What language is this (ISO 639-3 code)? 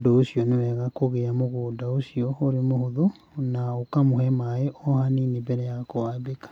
kik